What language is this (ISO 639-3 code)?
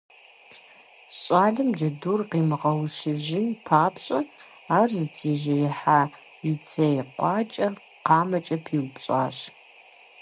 kbd